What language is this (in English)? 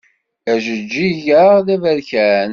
Kabyle